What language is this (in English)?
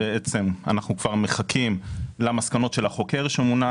Hebrew